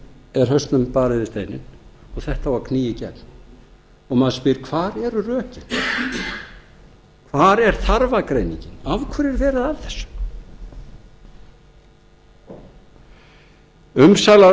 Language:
Icelandic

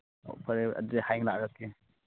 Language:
Manipuri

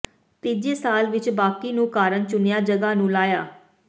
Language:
Punjabi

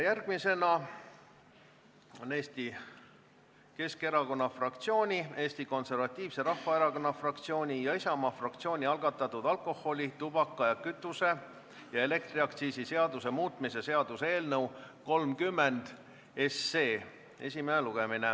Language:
Estonian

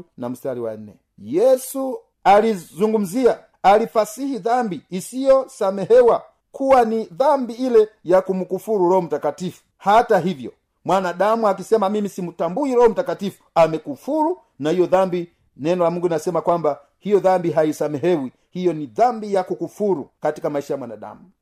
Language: Swahili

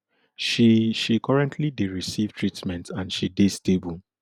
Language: Nigerian Pidgin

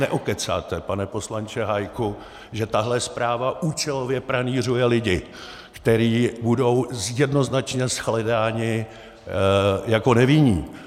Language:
Czech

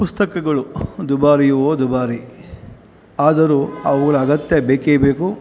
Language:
Kannada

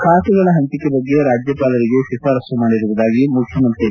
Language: Kannada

